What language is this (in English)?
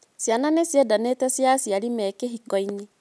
Kikuyu